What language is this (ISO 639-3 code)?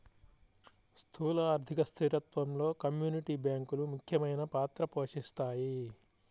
tel